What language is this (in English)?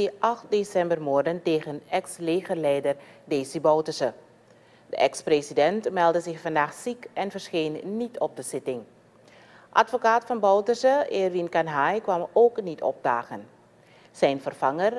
Dutch